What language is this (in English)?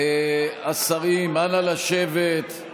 Hebrew